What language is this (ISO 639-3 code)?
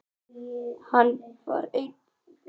isl